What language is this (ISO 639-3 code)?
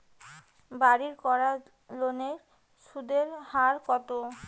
ben